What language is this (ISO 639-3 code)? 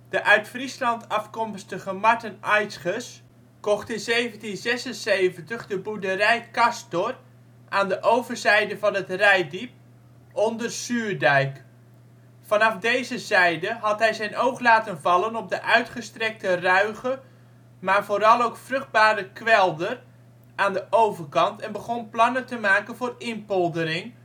nld